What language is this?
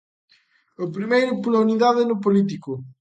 Galician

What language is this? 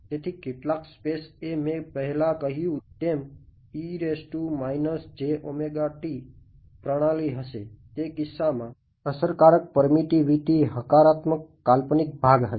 Gujarati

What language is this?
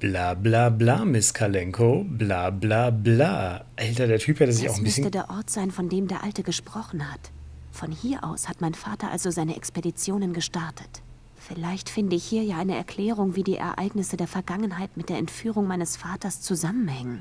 German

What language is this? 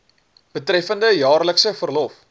Afrikaans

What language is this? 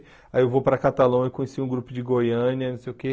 Portuguese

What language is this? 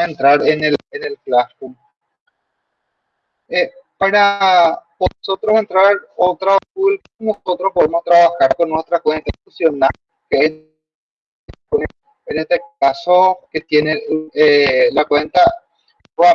Spanish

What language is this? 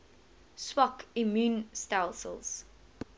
Afrikaans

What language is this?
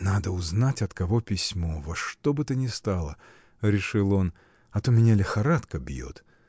Russian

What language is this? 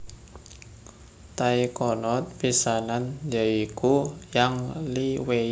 Javanese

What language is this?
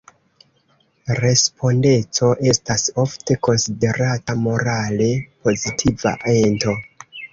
Esperanto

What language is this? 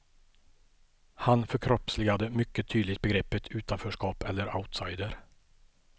Swedish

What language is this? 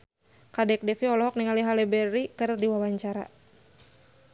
Sundanese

